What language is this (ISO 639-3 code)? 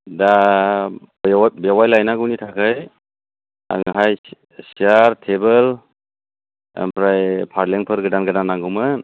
brx